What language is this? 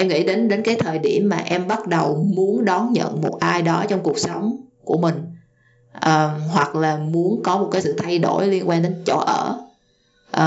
Vietnamese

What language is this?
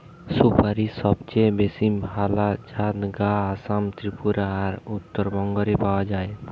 Bangla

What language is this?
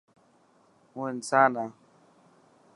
Dhatki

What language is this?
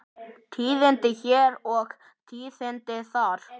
Icelandic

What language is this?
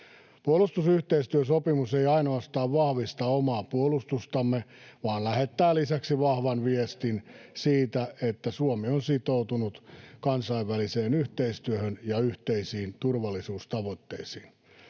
Finnish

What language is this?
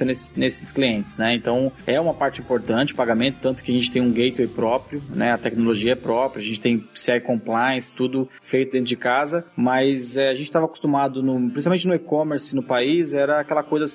Portuguese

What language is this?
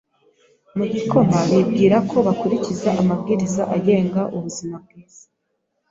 Kinyarwanda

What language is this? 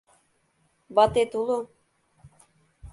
Mari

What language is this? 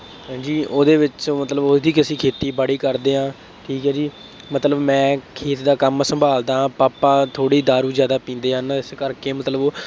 Punjabi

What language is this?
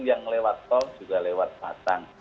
Indonesian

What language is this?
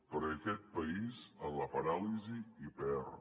Catalan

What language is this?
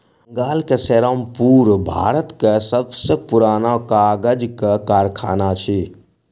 Maithili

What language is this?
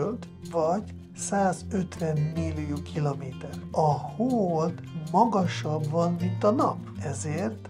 Hungarian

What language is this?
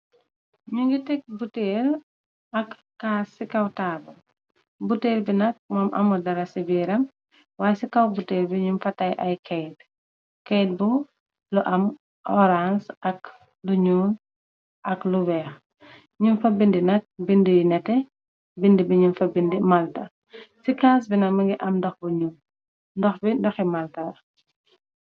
Wolof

